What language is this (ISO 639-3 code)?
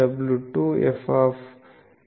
tel